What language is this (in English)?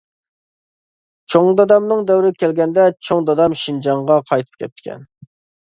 Uyghur